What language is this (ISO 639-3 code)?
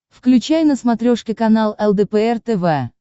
rus